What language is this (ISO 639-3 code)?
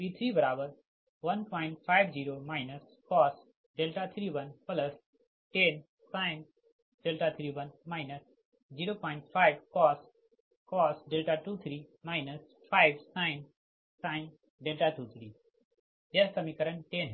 hin